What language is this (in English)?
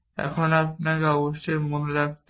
Bangla